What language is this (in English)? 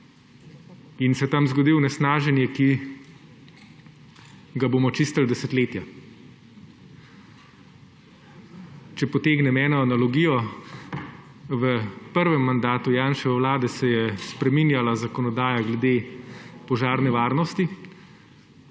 Slovenian